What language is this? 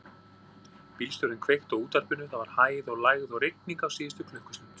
Icelandic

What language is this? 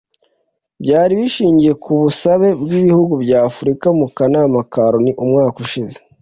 Kinyarwanda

